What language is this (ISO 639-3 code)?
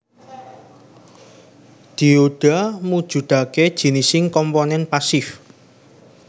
jav